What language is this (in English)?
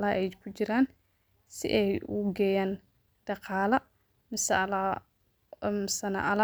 Somali